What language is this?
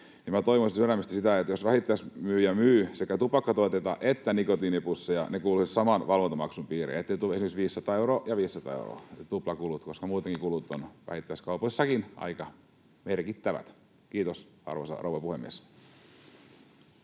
Finnish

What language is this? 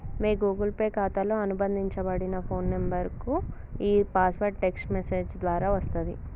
Telugu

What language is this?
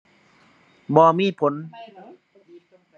Thai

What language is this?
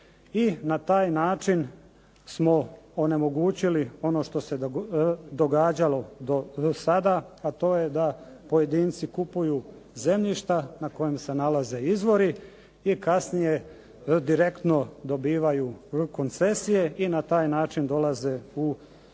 Croatian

